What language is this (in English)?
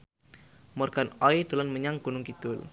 Javanese